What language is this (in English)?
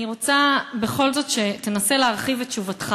Hebrew